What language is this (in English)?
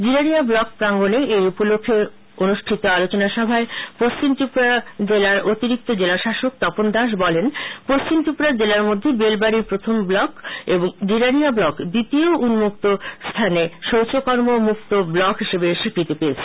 Bangla